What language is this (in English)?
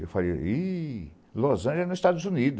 Portuguese